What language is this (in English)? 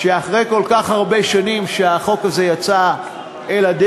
Hebrew